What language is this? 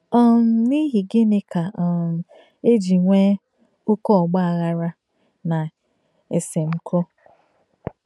Igbo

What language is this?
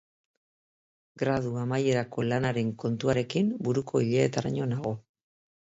Basque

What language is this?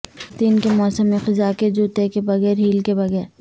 Urdu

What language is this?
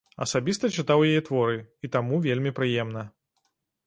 Belarusian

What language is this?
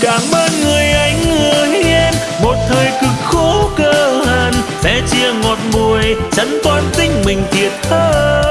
Vietnamese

